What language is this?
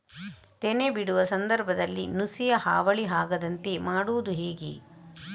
Kannada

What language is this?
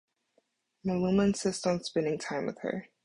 English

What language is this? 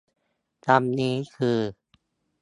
Thai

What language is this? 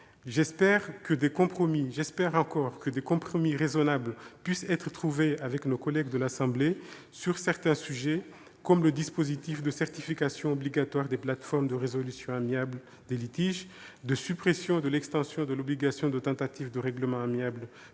French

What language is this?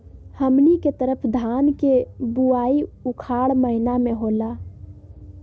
Magahi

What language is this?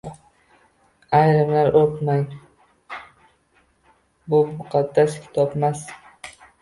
Uzbek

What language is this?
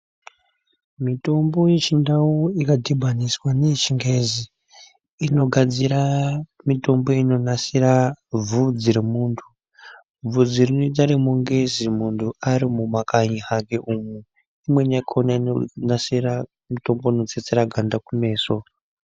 Ndau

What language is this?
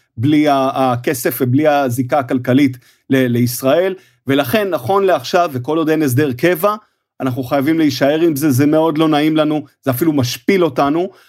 Hebrew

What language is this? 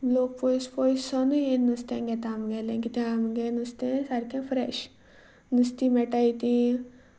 Konkani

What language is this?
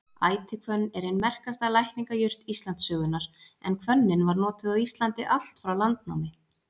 Icelandic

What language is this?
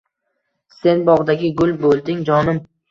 Uzbek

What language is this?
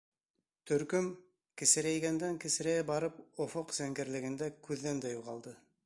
Bashkir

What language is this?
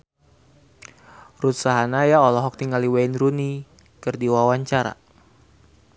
Sundanese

